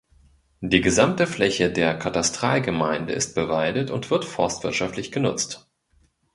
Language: German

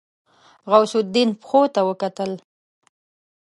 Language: Pashto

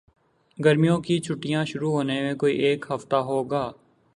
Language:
Urdu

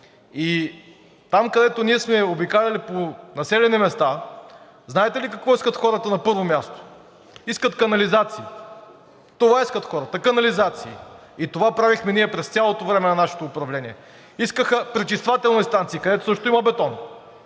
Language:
Bulgarian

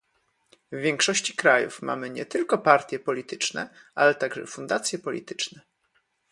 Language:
Polish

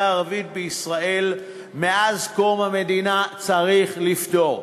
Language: Hebrew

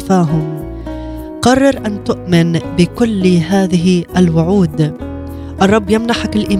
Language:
Arabic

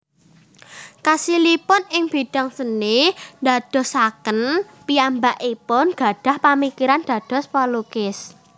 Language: Javanese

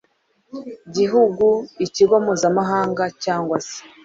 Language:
Kinyarwanda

